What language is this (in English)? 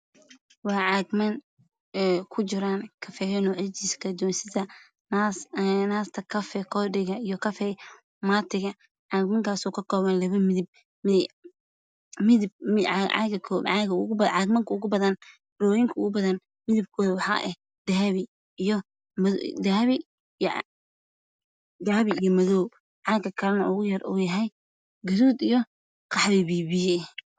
Somali